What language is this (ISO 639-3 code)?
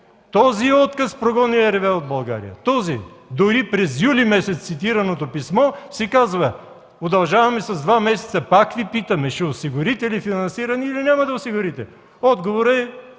bul